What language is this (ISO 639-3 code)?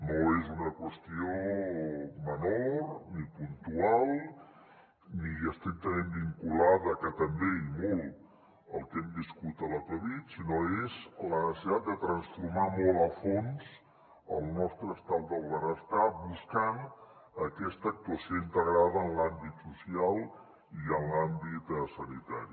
cat